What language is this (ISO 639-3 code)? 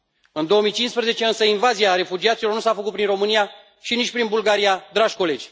ron